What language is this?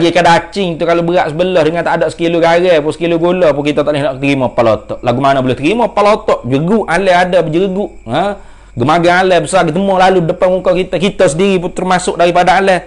Malay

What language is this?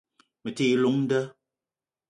Eton (Cameroon)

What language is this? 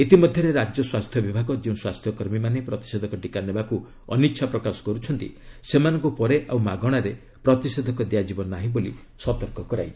Odia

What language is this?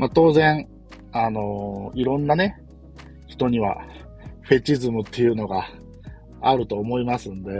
Japanese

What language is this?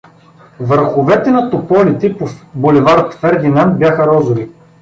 Bulgarian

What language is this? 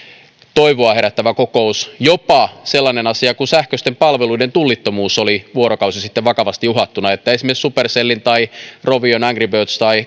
Finnish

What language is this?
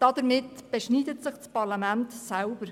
Swiss German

